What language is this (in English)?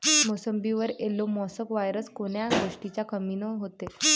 Marathi